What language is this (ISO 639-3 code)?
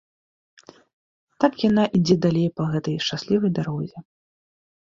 bel